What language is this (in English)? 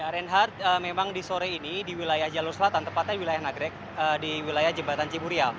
Indonesian